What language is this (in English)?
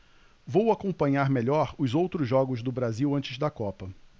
Portuguese